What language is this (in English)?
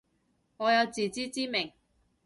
Cantonese